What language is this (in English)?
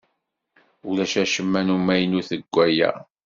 Kabyle